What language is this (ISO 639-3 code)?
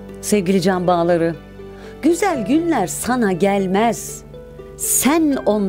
tur